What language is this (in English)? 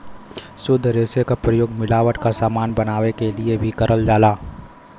Bhojpuri